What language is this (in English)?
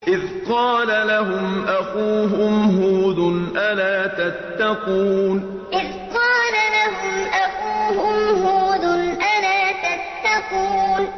Arabic